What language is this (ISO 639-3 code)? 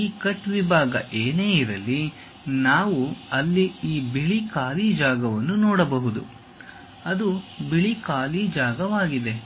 kan